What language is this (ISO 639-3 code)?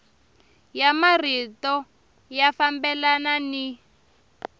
tso